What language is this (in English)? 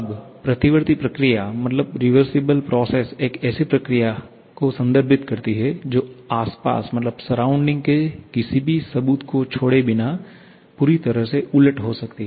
Hindi